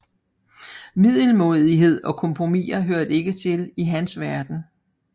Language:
Danish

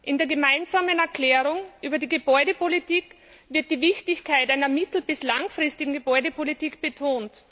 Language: German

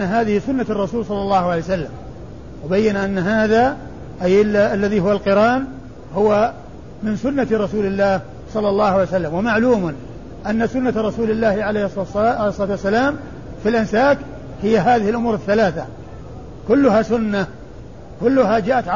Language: Arabic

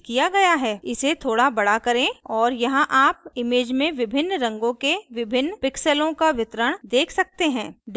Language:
Hindi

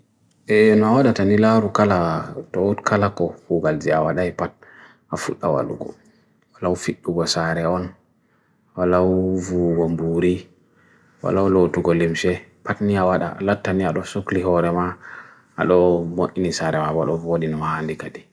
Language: Bagirmi Fulfulde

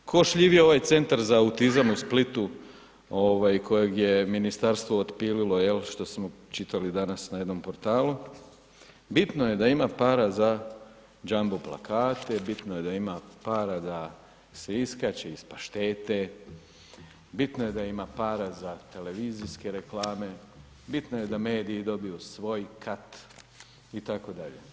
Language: Croatian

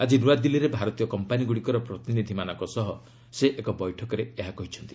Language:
Odia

